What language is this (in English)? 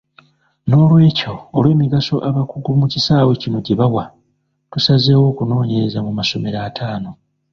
Ganda